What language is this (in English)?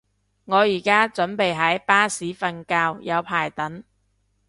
Cantonese